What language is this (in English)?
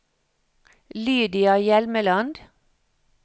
Norwegian